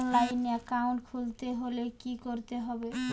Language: Bangla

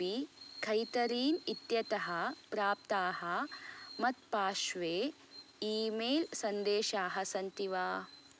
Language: Sanskrit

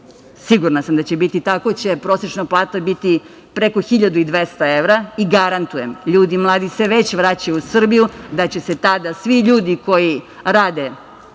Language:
Serbian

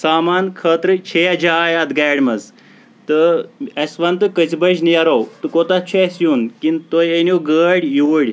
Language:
Kashmiri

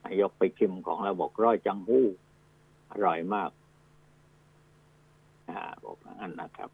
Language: Thai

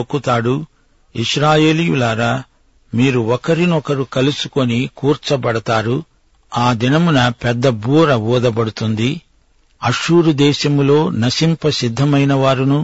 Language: Telugu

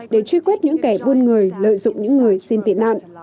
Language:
Vietnamese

